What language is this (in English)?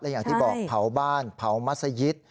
Thai